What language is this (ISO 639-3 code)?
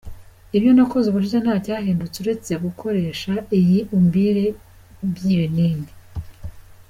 kin